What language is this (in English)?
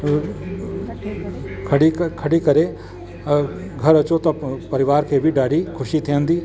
Sindhi